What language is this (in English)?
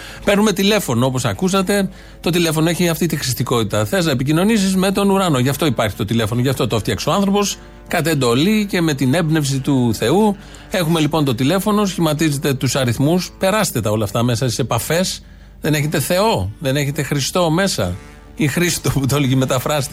Greek